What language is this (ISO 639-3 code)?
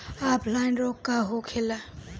bho